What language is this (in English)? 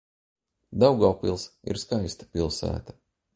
Latvian